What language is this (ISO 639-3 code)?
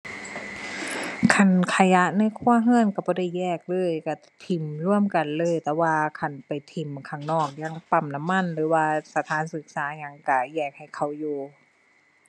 tha